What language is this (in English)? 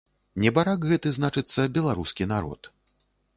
Belarusian